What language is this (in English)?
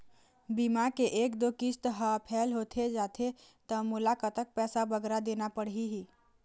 Chhattisgarhi